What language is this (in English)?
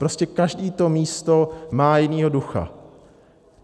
Czech